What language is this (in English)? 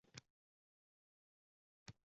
Uzbek